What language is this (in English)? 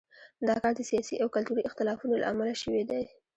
Pashto